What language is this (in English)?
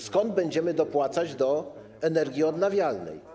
Polish